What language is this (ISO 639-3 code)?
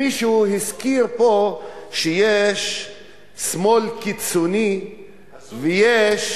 heb